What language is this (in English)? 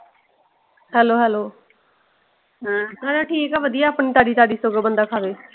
Punjabi